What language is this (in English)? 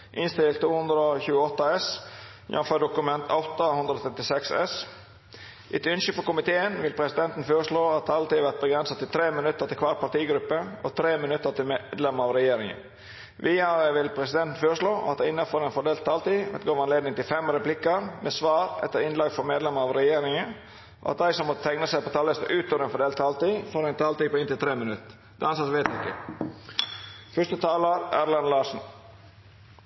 Norwegian Nynorsk